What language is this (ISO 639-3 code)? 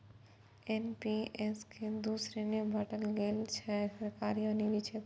mai